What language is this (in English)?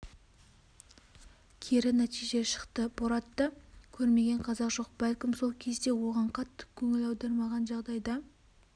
Kazakh